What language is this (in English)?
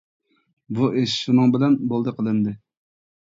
Uyghur